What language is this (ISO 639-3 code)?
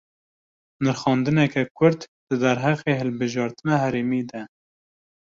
kur